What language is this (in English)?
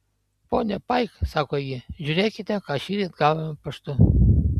Lithuanian